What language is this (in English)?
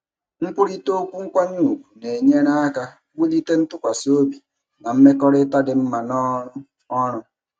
Igbo